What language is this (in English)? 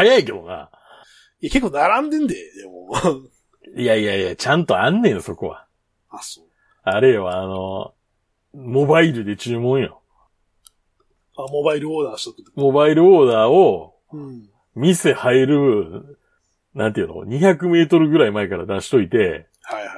Japanese